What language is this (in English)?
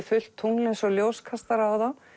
Icelandic